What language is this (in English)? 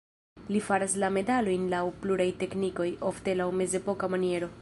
Esperanto